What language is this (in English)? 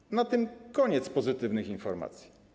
Polish